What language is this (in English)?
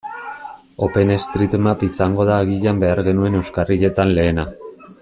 Basque